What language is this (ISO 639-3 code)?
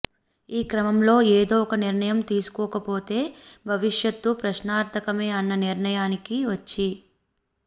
tel